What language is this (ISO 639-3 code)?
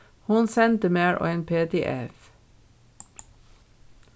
fao